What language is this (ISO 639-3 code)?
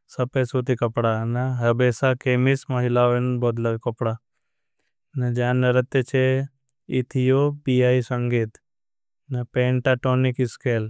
bhb